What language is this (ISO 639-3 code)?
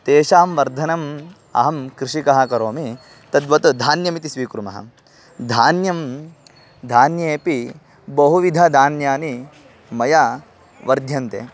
san